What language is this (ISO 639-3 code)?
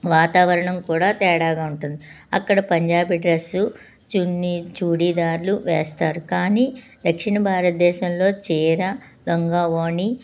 tel